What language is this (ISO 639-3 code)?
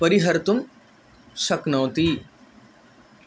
san